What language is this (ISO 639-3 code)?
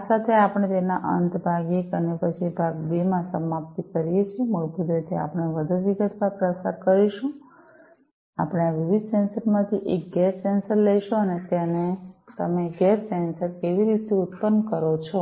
guj